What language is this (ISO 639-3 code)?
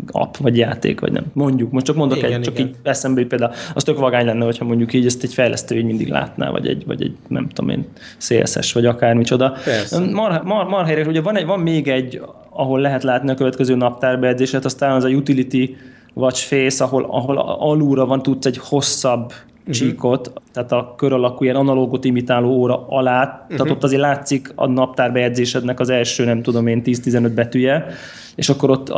hun